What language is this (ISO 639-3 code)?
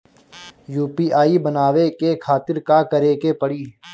bho